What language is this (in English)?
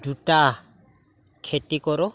Assamese